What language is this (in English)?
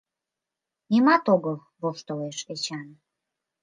Mari